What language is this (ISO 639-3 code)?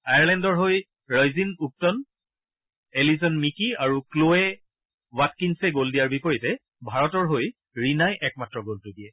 asm